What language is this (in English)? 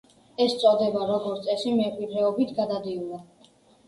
Georgian